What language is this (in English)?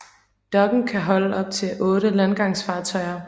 Danish